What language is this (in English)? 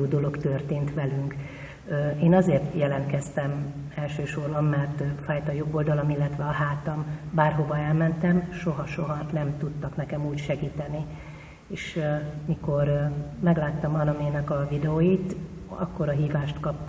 Hungarian